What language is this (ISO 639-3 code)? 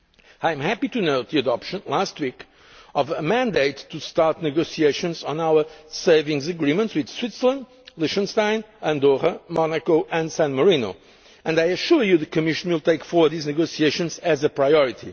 eng